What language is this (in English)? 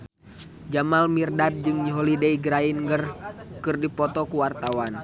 Sundanese